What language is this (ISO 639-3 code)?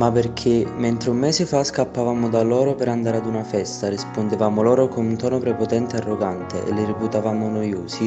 ita